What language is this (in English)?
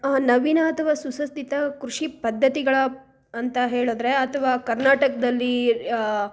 Kannada